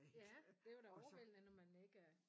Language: Danish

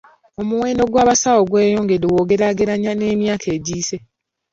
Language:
Ganda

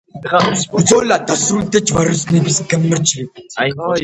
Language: Georgian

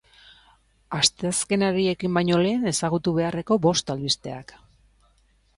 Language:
Basque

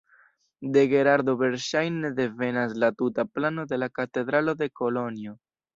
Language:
Esperanto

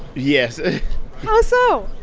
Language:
English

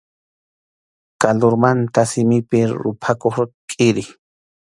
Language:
Arequipa-La Unión Quechua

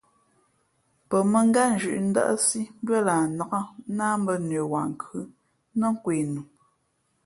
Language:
Fe'fe'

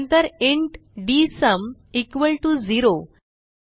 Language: Marathi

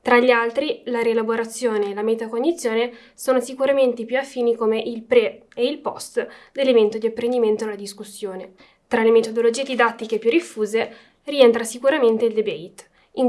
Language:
Italian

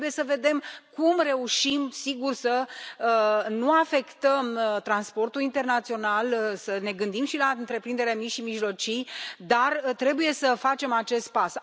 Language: Romanian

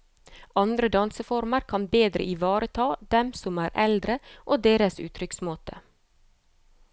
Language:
Norwegian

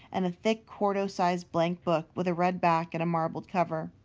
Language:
English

